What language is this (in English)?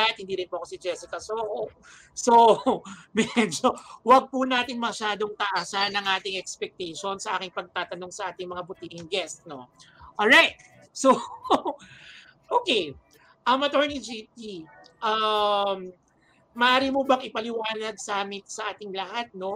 Filipino